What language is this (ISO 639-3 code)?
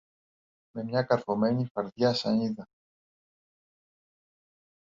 ell